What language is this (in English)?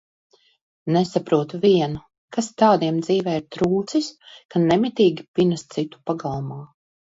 Latvian